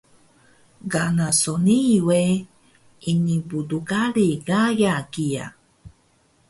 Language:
Taroko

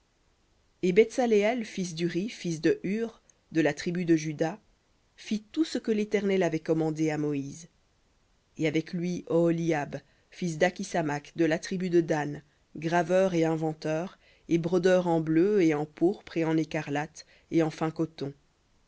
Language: French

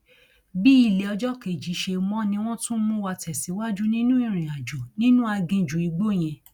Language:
Yoruba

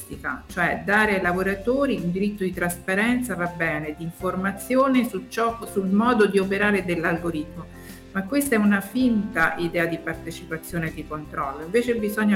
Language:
Italian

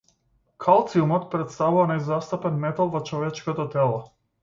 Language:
Macedonian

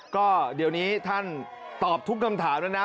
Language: Thai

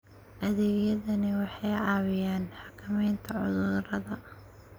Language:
Somali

